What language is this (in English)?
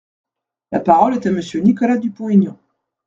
French